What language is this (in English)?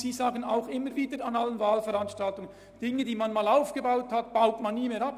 Swiss German